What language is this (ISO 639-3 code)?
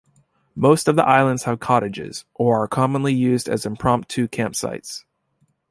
eng